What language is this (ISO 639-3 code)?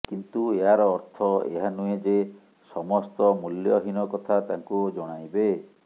ori